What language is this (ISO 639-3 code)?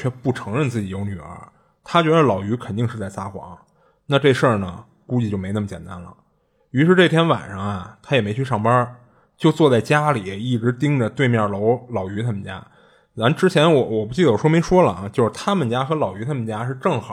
zho